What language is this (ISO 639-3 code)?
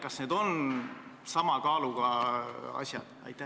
est